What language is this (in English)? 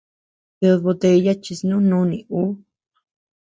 Tepeuxila Cuicatec